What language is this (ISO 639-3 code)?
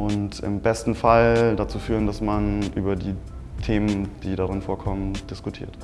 deu